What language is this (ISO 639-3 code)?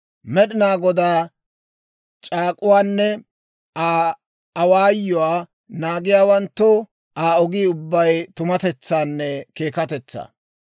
dwr